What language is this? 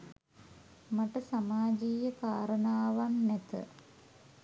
Sinhala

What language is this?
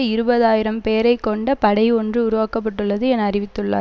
Tamil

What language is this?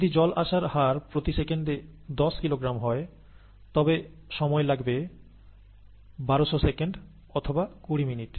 Bangla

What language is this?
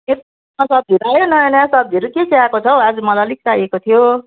Nepali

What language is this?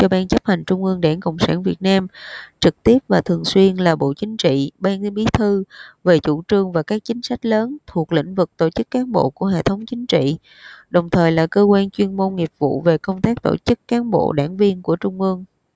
Vietnamese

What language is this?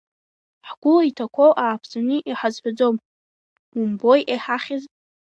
Abkhazian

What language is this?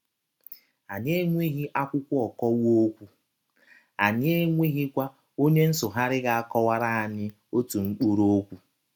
Igbo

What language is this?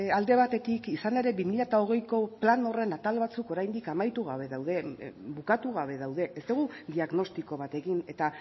Basque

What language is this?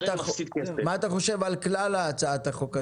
Hebrew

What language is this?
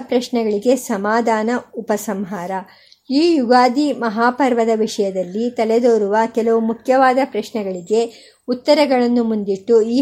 Kannada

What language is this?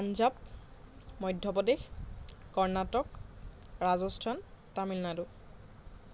Assamese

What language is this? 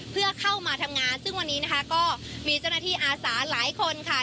Thai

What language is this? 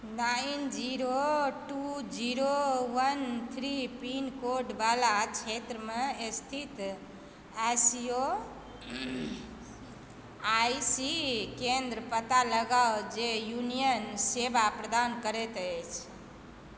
Maithili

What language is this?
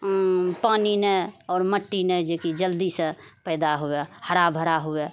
Maithili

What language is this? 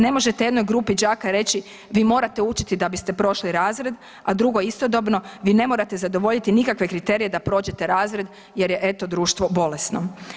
Croatian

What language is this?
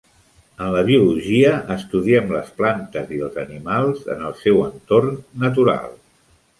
Catalan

